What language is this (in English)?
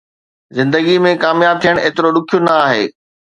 Sindhi